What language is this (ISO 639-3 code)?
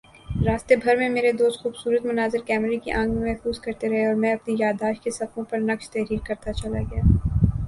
urd